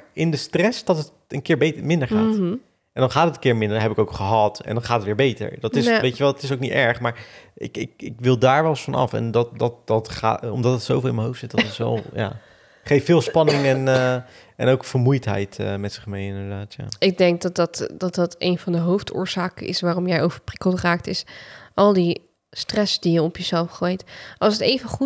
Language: Dutch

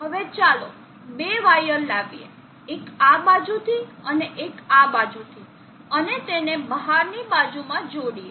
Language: Gujarati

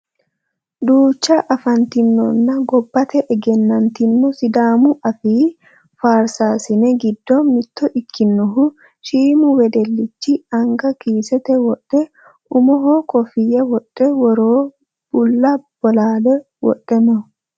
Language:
Sidamo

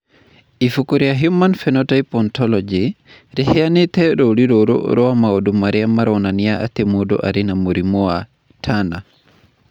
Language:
Kikuyu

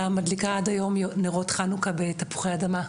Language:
Hebrew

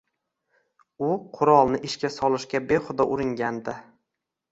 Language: Uzbek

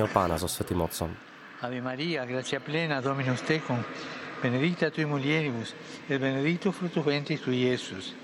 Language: Slovak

